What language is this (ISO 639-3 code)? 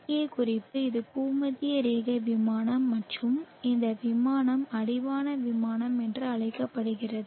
tam